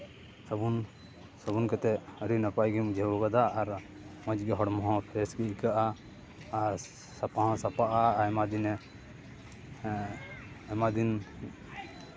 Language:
Santali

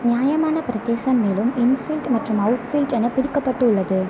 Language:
Tamil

